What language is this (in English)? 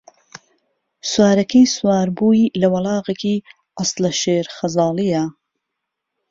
Central Kurdish